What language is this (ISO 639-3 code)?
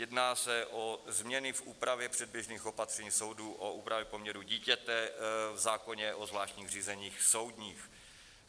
ces